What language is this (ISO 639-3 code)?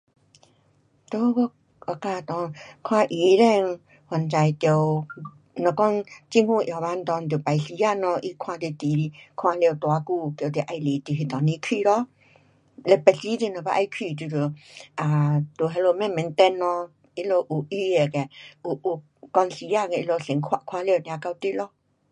cpx